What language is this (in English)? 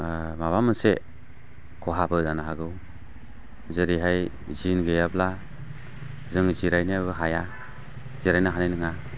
Bodo